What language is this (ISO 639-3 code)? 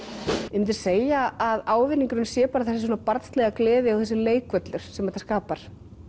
isl